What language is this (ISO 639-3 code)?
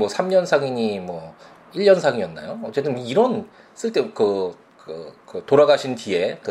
kor